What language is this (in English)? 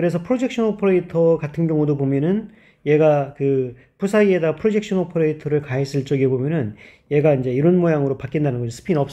Korean